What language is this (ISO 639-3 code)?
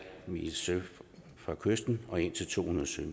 dan